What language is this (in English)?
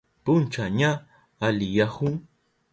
Southern Pastaza Quechua